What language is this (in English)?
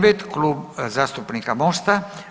Croatian